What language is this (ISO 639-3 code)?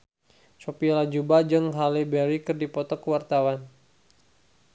sun